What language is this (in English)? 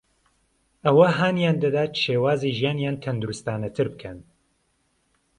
Central Kurdish